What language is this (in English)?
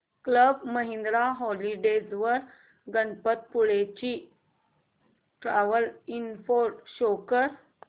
Marathi